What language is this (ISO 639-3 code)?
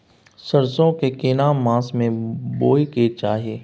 mai